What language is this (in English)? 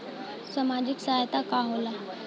Bhojpuri